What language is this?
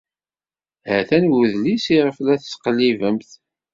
Kabyle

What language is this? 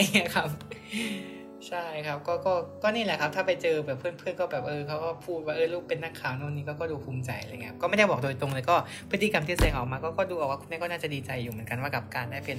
Thai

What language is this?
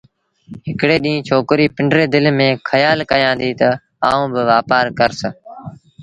Sindhi Bhil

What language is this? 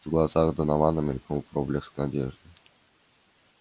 Russian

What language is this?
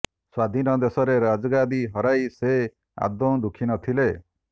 Odia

